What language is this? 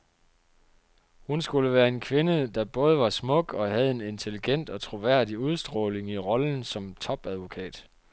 Danish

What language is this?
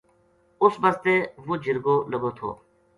Gujari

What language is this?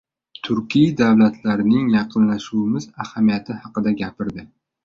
Uzbek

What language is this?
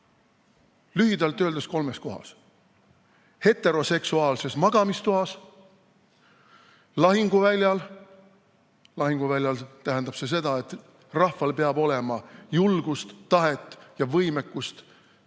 Estonian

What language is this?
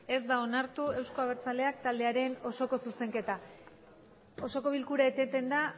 Basque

